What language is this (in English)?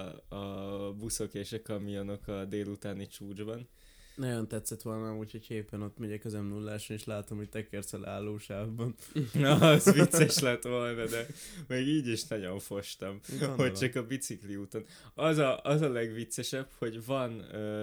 Hungarian